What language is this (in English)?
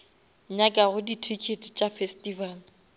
Northern Sotho